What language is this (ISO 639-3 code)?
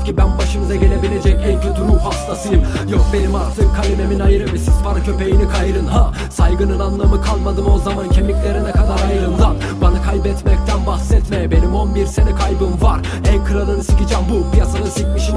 tur